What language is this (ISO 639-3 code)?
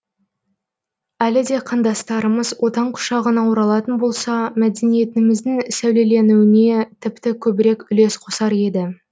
kaz